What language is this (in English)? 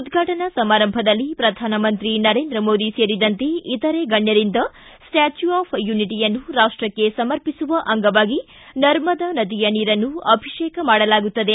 Kannada